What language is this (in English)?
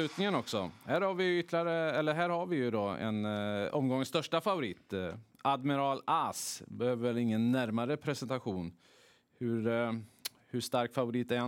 Swedish